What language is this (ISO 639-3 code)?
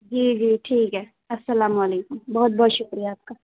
urd